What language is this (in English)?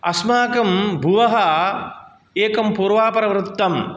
Sanskrit